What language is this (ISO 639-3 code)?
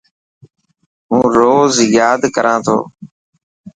mki